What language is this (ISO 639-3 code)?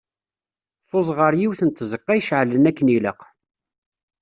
kab